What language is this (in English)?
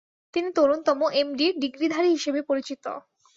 Bangla